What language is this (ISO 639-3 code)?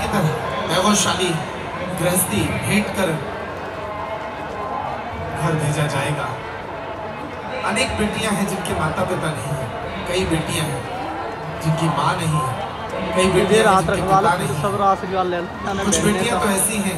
hin